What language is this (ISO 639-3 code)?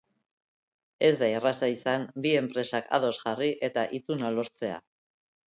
eus